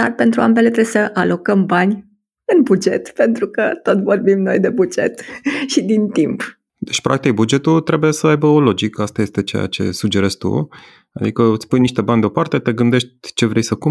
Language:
Romanian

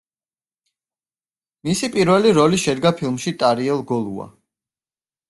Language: Georgian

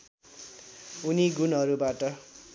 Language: Nepali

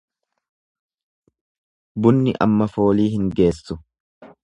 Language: Oromo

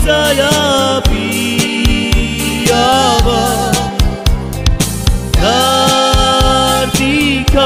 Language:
Romanian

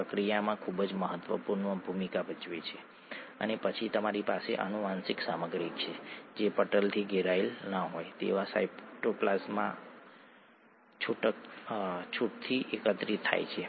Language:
Gujarati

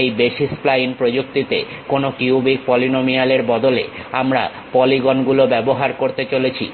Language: Bangla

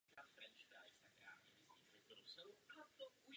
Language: Czech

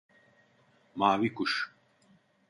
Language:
Turkish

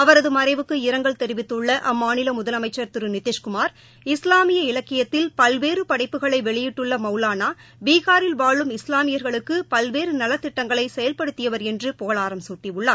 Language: Tamil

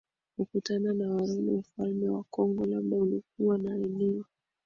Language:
Swahili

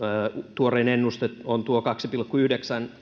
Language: Finnish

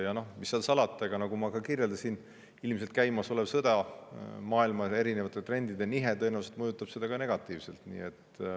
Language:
Estonian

